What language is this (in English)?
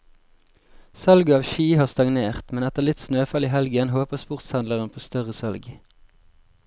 Norwegian